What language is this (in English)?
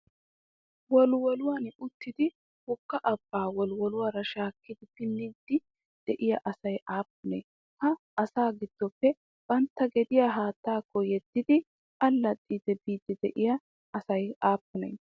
Wolaytta